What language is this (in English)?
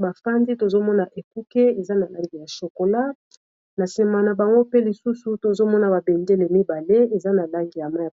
Lingala